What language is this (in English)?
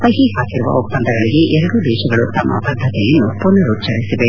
Kannada